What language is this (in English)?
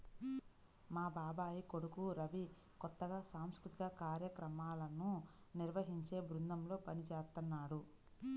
Telugu